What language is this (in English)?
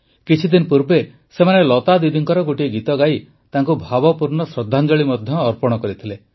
Odia